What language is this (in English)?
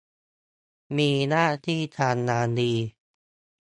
Thai